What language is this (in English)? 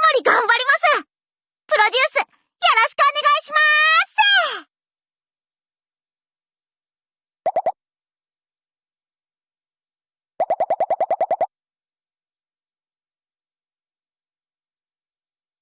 Japanese